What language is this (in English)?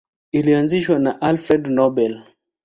Swahili